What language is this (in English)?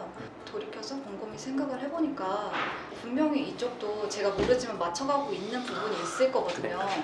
Korean